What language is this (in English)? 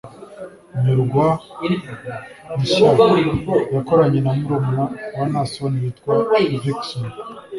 Kinyarwanda